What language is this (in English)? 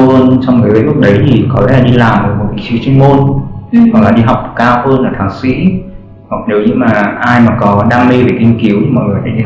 Vietnamese